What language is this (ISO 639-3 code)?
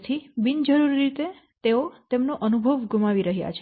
guj